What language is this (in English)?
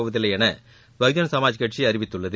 Tamil